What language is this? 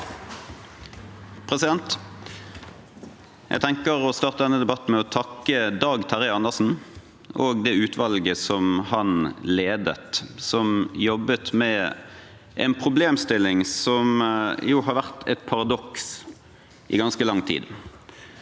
Norwegian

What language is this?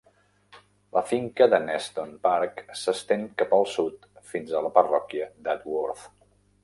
Catalan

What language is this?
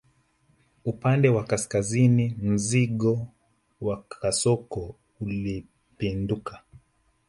Swahili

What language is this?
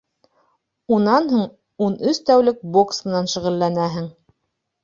Bashkir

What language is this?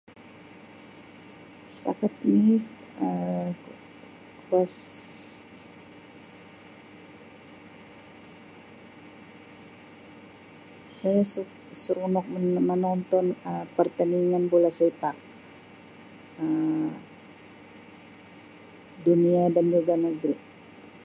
Sabah Malay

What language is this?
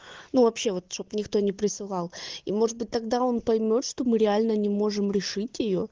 Russian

